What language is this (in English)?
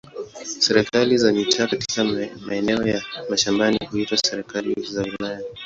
Swahili